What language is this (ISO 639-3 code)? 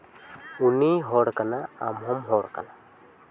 sat